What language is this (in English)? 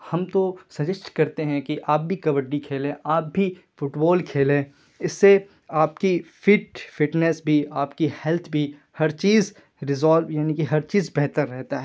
Urdu